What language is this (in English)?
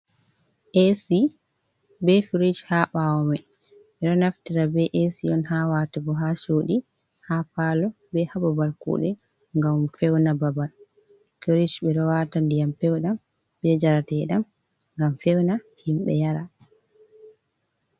Fula